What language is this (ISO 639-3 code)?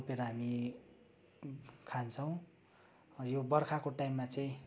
nep